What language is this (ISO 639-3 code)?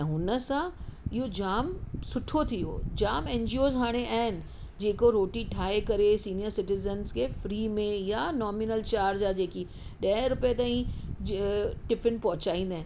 snd